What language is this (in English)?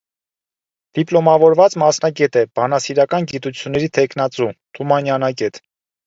Armenian